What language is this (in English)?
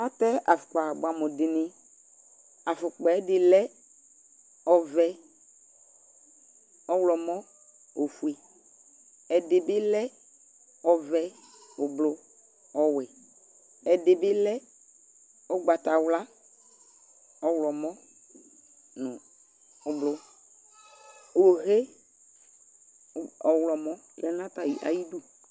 Ikposo